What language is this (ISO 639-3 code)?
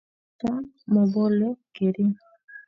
kln